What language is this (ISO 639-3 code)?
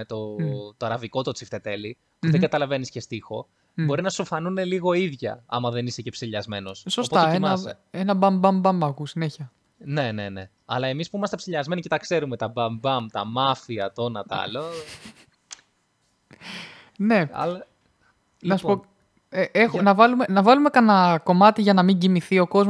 ell